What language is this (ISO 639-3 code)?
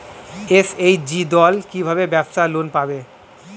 ben